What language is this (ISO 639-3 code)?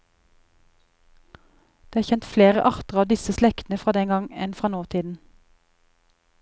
nor